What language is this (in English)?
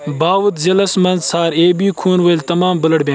Kashmiri